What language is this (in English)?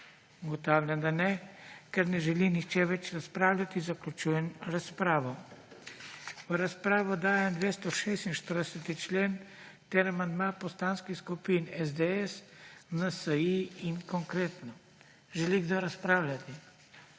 Slovenian